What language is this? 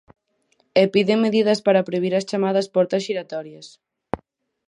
Galician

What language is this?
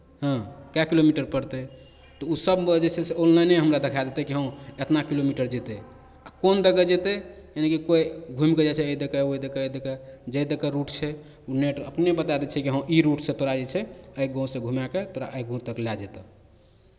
Maithili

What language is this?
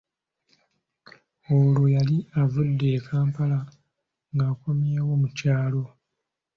Ganda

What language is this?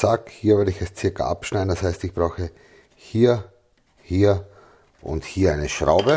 German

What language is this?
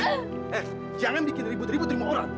Indonesian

